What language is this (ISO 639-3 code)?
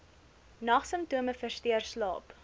afr